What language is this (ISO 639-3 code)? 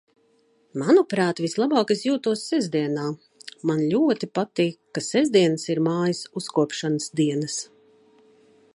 lav